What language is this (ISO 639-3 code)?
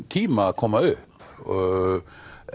isl